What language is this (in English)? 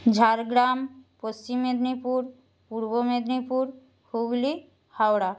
Bangla